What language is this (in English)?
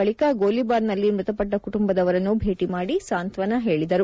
Kannada